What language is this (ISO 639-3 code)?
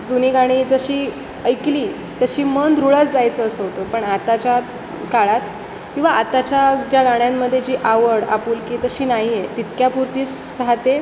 mar